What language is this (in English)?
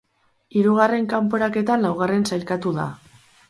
Basque